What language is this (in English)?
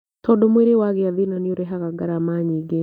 Kikuyu